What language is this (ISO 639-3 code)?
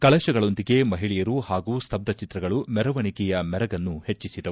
kan